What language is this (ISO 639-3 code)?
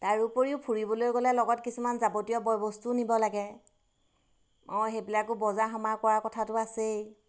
asm